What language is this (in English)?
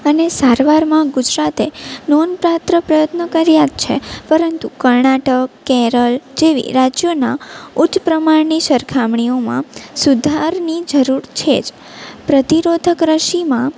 Gujarati